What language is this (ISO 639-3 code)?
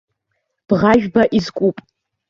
abk